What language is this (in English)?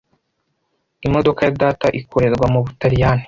Kinyarwanda